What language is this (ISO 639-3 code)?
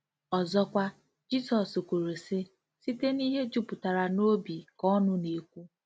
ibo